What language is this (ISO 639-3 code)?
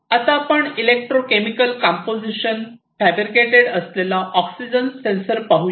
mar